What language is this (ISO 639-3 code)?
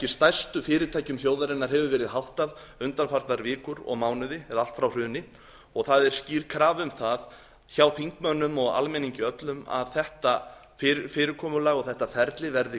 isl